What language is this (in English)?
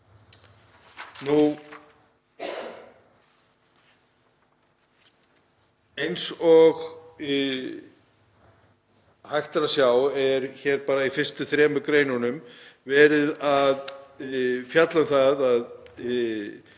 Icelandic